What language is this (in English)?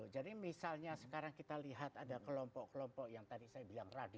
Indonesian